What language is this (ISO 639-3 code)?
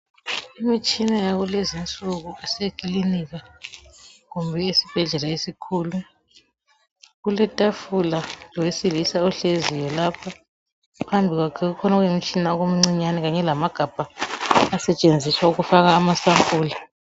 nde